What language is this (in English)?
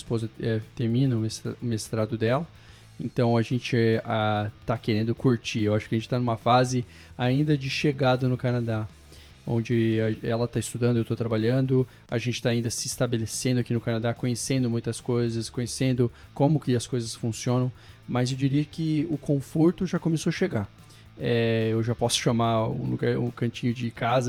Portuguese